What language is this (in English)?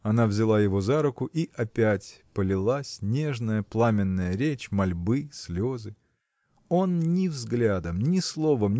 Russian